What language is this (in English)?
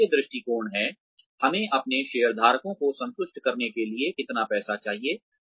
Hindi